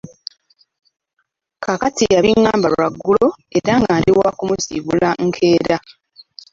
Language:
Ganda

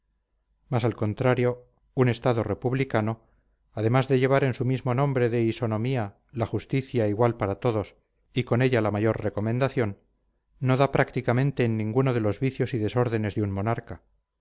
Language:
Spanish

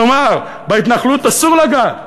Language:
Hebrew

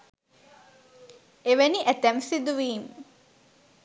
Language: Sinhala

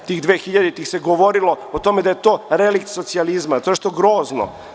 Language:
Serbian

